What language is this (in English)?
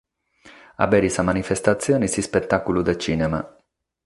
Sardinian